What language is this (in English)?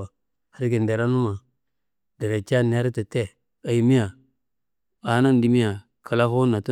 Kanembu